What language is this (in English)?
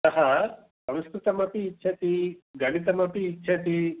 Sanskrit